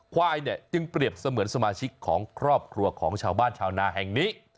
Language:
Thai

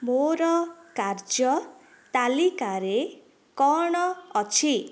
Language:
Odia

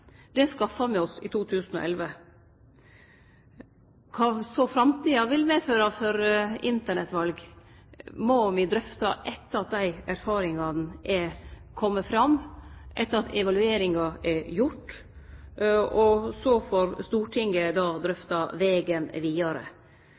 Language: Norwegian Nynorsk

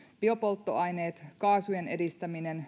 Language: Finnish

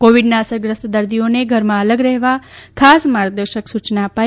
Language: Gujarati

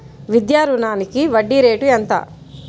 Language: Telugu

